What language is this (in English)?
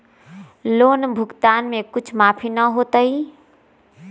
Magahi